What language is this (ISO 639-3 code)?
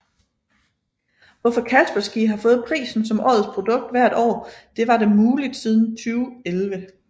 dan